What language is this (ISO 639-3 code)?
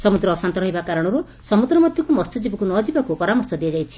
ori